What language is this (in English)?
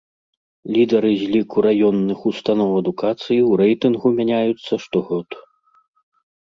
Belarusian